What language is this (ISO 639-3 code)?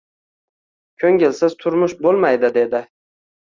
uzb